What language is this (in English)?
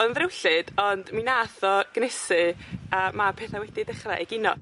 Welsh